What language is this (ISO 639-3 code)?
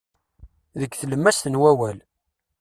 kab